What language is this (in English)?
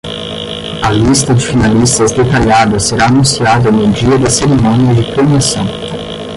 Portuguese